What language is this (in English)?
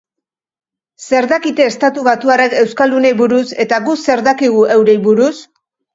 Basque